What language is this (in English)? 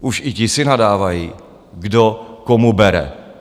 Czech